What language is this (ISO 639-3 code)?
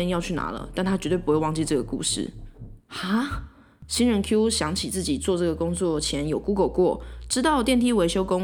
zho